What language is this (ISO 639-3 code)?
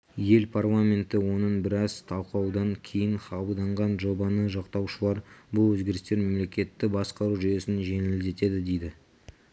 kaz